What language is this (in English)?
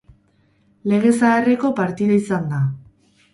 Basque